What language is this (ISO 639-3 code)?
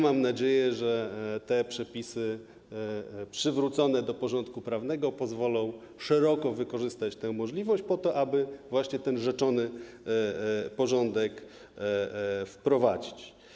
pol